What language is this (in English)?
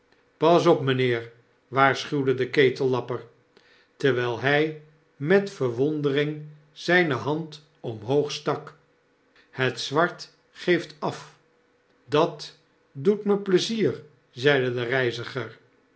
Dutch